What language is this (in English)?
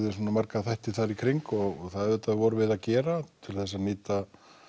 Icelandic